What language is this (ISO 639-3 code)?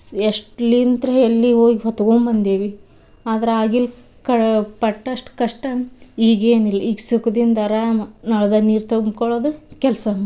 kan